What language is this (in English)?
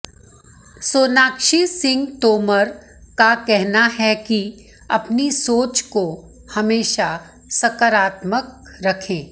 Hindi